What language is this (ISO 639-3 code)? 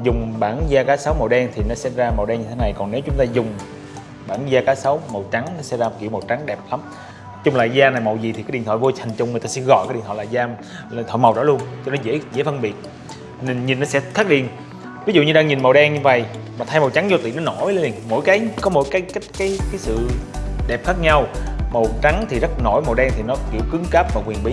vie